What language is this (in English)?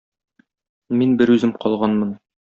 Tatar